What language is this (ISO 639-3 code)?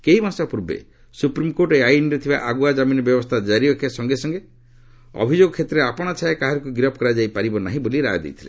ori